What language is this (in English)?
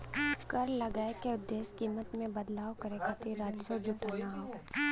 Bhojpuri